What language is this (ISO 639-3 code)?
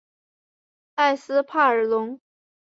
zho